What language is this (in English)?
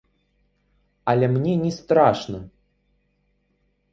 Belarusian